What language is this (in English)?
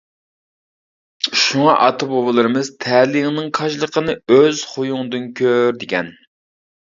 Uyghur